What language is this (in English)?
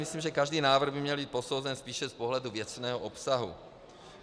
Czech